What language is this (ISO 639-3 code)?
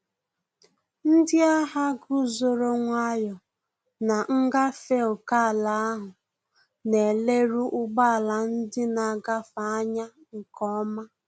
ibo